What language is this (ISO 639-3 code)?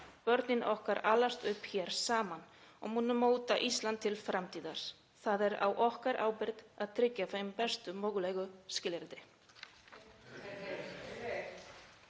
isl